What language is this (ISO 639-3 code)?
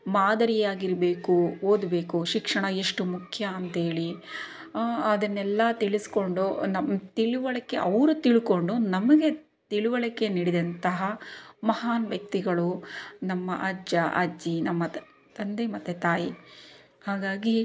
kan